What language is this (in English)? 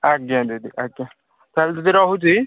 Odia